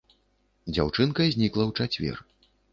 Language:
Belarusian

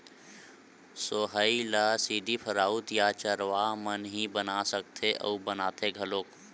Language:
Chhattisgarhi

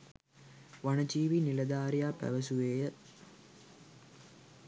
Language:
Sinhala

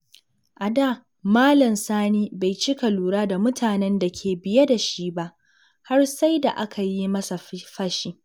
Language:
Hausa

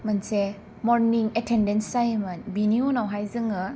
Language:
Bodo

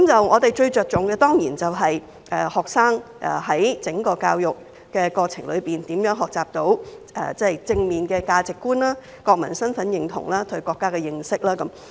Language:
Cantonese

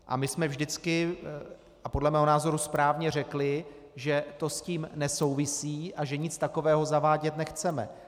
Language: Czech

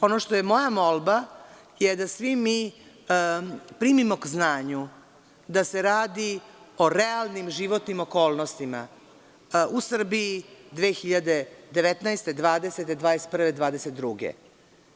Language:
Serbian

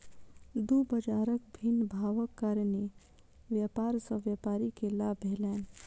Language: Maithili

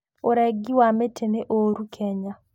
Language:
Kikuyu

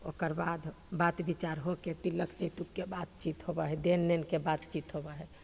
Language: Maithili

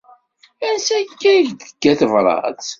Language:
Kabyle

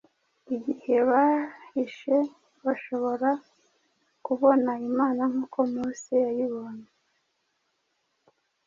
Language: Kinyarwanda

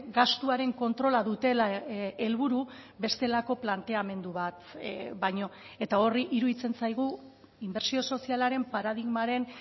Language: Basque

